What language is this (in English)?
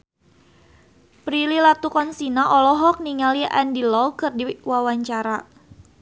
Sundanese